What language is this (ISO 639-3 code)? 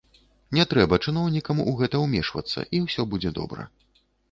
bel